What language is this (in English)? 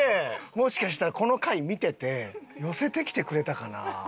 Japanese